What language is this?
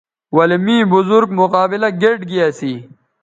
Bateri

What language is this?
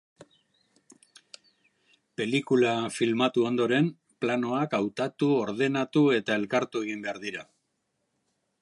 Basque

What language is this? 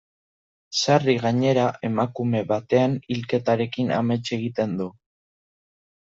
Basque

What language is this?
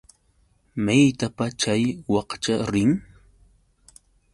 Yauyos Quechua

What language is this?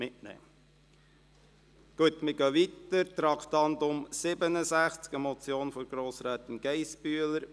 Swiss German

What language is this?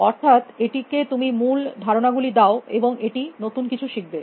Bangla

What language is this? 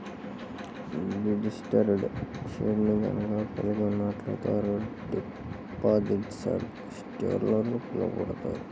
Telugu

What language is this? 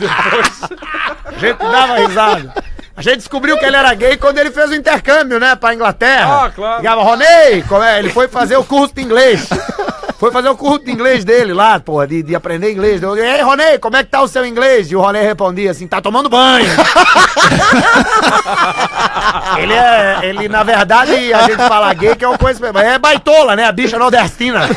Portuguese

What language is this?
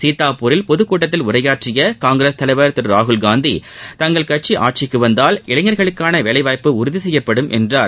Tamil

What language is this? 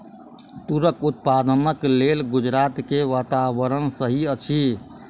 Maithili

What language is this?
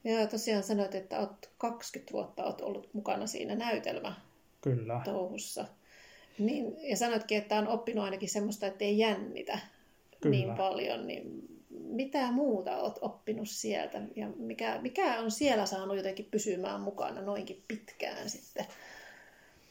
Finnish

